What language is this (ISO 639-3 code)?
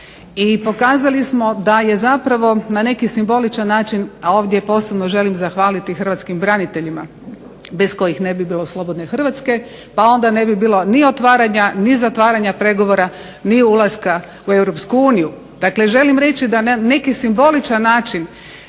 hrv